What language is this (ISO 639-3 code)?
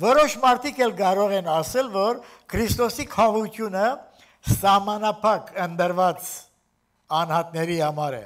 tur